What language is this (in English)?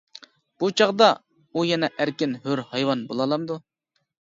Uyghur